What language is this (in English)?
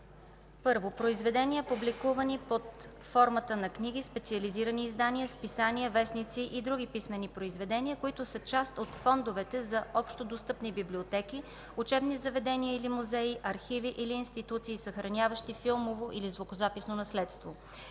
Bulgarian